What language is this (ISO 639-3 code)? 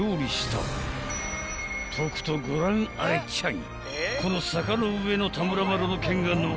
jpn